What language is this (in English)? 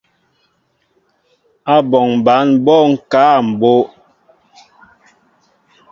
Mbo (Cameroon)